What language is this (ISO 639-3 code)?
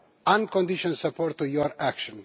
eng